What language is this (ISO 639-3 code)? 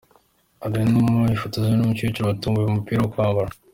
kin